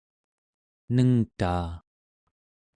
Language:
Central Yupik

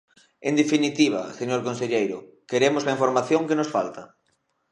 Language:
Galician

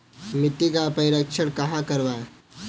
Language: Hindi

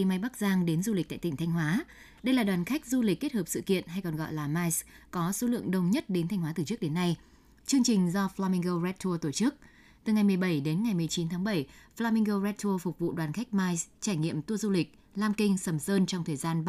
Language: Vietnamese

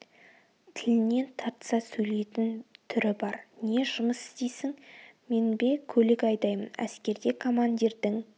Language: Kazakh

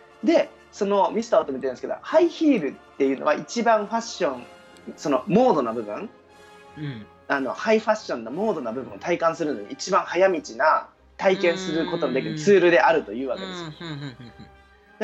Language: Japanese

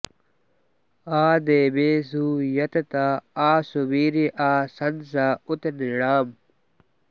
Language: Sanskrit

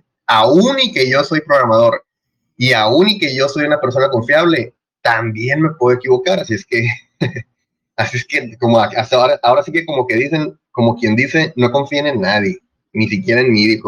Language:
Spanish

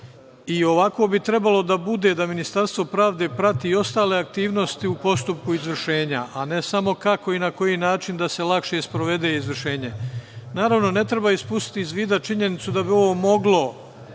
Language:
Serbian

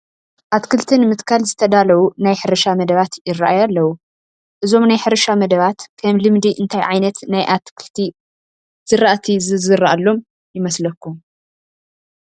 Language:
Tigrinya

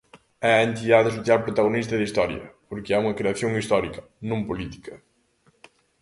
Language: Galician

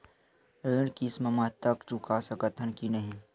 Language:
Chhattisgarhi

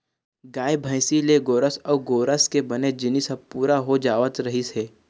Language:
Chhattisgarhi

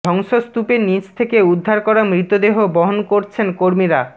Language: Bangla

